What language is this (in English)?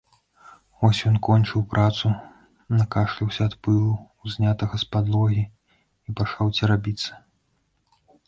Belarusian